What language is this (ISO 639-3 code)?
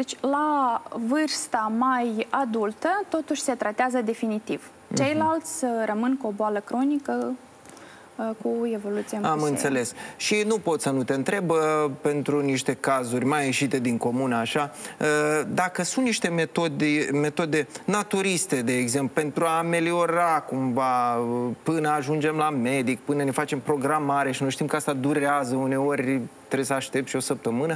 ron